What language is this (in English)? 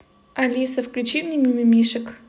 Russian